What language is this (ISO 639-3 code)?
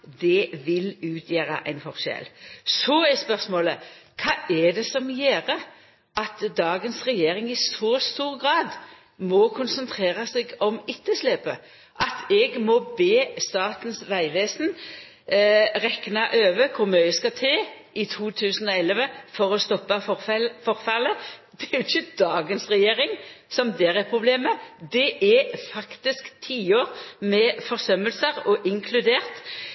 nno